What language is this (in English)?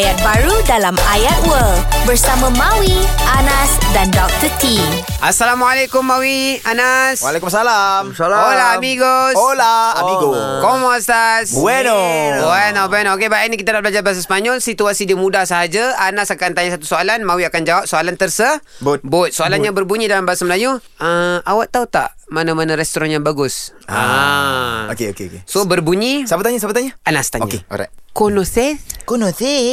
Malay